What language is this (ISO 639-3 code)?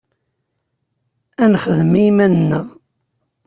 kab